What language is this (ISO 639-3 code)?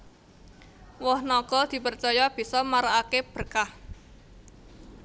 jav